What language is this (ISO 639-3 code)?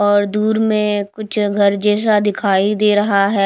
hin